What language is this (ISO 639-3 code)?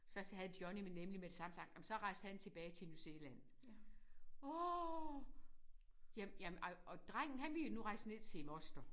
dan